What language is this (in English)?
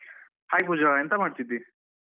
Kannada